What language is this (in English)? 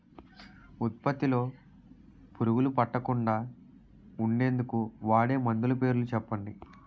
Telugu